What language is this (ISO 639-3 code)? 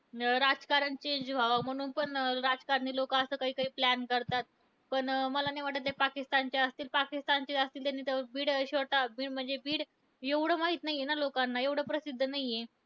mar